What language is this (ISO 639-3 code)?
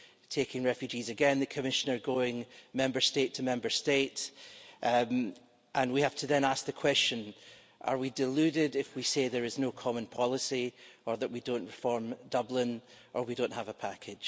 eng